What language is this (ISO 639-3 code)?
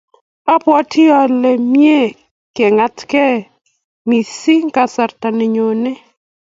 kln